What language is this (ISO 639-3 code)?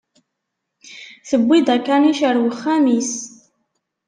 kab